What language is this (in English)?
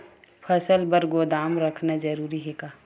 Chhattisgarhi